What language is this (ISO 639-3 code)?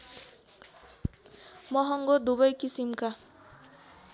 nep